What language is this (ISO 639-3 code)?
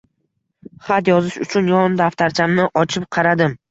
uzb